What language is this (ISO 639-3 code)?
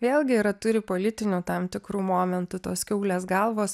lit